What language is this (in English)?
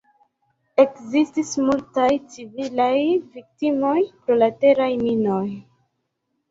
Esperanto